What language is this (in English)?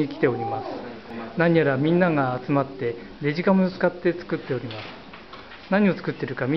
Japanese